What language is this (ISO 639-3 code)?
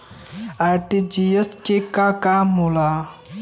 bho